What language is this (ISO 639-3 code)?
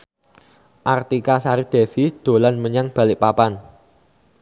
jav